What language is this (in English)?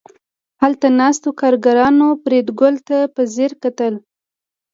Pashto